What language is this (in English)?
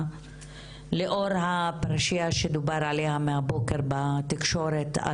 Hebrew